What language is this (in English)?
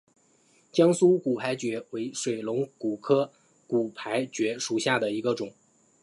Chinese